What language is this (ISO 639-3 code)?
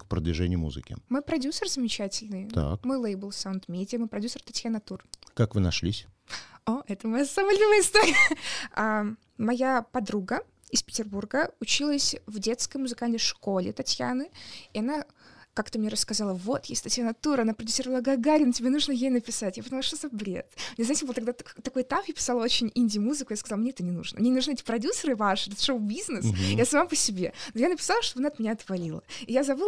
rus